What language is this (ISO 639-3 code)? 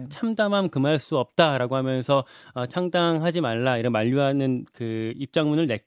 kor